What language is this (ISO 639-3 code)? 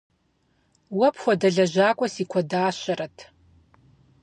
kbd